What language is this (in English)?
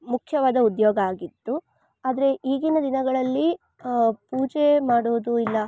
Kannada